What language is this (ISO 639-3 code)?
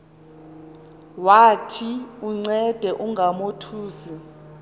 xho